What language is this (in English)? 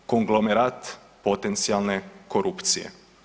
Croatian